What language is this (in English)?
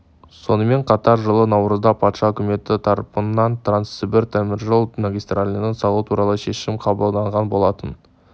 Kazakh